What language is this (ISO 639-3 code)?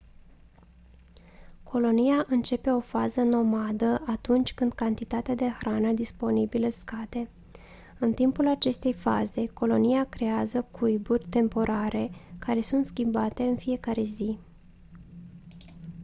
ron